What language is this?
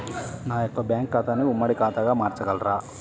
Telugu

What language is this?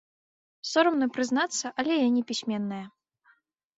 Belarusian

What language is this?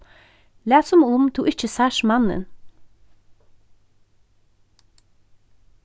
Faroese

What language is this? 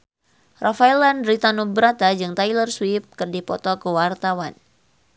Sundanese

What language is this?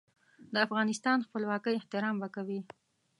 Pashto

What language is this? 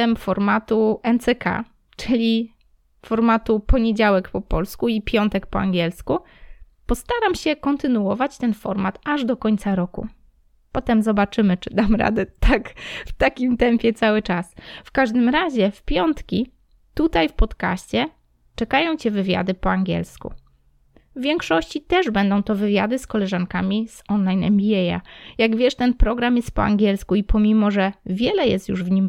Polish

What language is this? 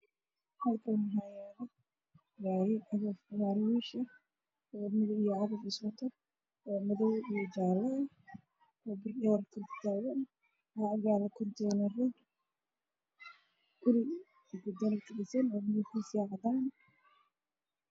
Somali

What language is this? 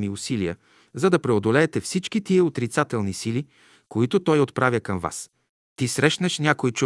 Bulgarian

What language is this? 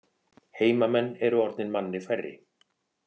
Icelandic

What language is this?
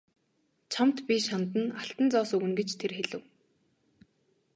Mongolian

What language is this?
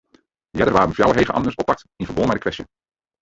Western Frisian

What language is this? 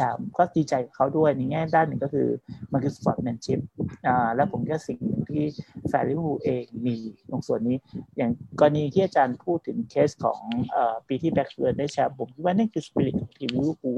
Thai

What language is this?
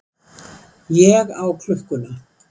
Icelandic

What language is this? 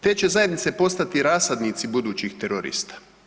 Croatian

